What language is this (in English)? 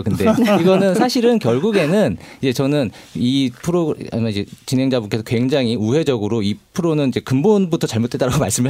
Korean